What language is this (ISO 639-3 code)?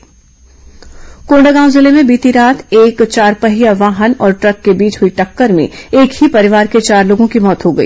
hin